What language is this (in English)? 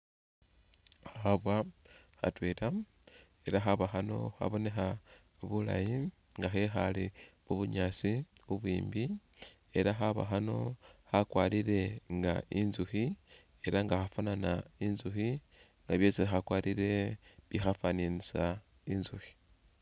Masaaba